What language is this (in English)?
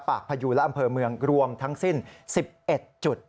Thai